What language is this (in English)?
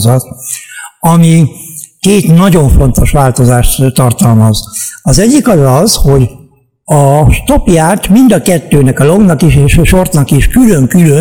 Hungarian